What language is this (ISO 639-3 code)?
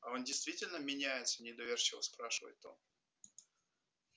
rus